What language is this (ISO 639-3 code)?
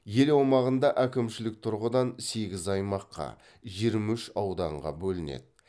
kaz